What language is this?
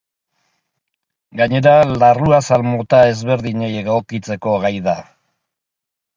Basque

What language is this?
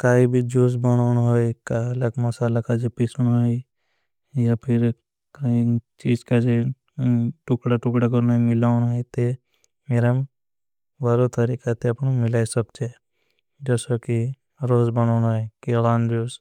Bhili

